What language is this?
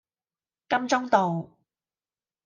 Cantonese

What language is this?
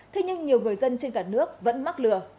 Vietnamese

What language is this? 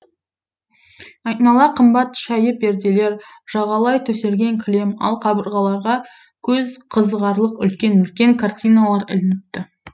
Kazakh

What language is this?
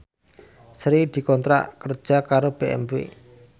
Javanese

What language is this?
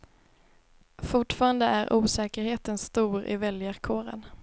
Swedish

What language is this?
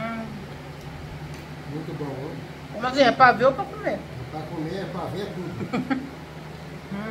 Portuguese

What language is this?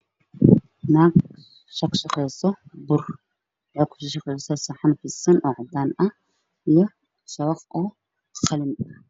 Somali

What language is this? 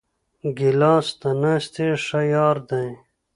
Pashto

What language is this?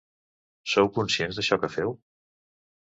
Catalan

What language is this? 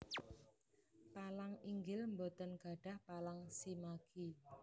Javanese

